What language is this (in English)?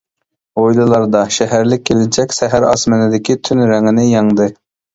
Uyghur